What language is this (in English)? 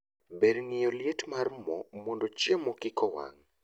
Luo (Kenya and Tanzania)